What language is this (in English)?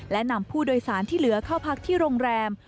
Thai